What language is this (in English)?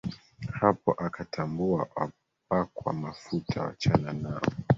Swahili